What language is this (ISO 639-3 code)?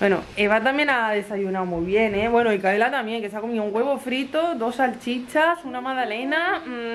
spa